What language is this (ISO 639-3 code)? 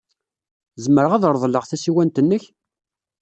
kab